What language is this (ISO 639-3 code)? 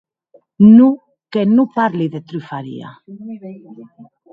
oci